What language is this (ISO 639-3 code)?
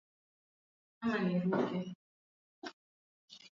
swa